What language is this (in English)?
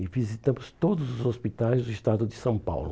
Portuguese